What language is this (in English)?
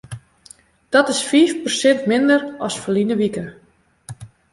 Western Frisian